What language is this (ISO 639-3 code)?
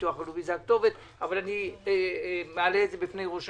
heb